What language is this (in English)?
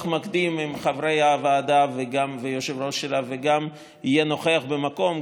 Hebrew